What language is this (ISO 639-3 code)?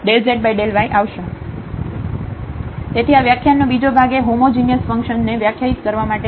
guj